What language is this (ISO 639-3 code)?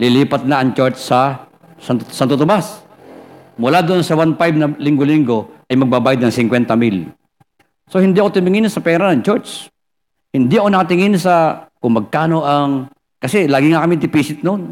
fil